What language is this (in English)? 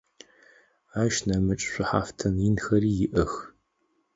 Adyghe